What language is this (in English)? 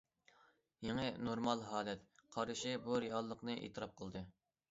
Uyghur